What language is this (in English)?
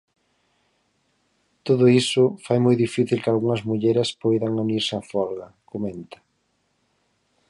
Galician